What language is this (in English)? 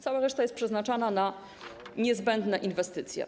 Polish